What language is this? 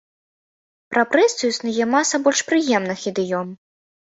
Belarusian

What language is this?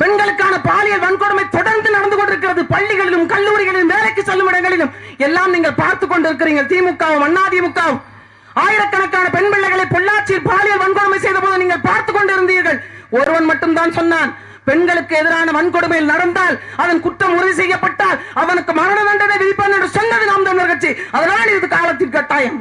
Tamil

